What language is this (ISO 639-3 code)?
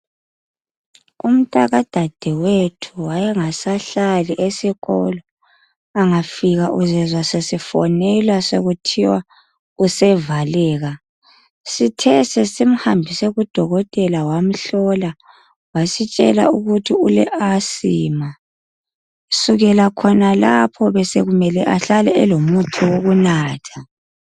nde